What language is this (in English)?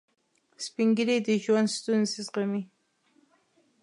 Pashto